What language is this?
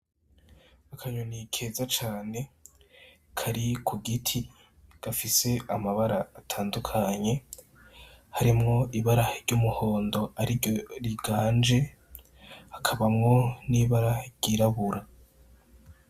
Rundi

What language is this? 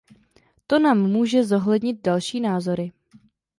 Czech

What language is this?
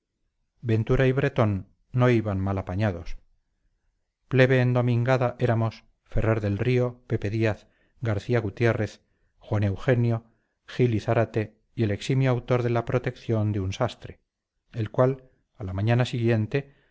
Spanish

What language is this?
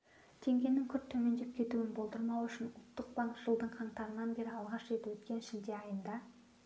Kazakh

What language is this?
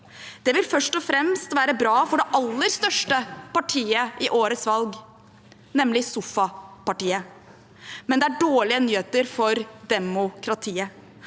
Norwegian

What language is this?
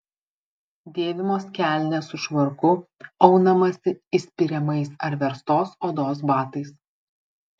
Lithuanian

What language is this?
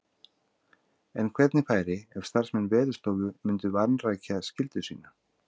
Icelandic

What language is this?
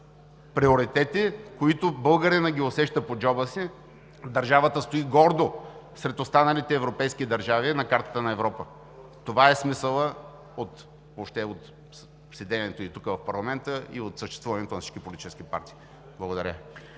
Bulgarian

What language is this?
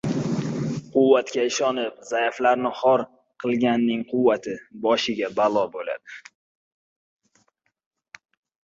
Uzbek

